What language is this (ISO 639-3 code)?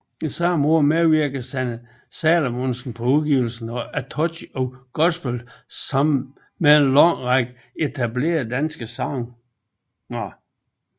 dan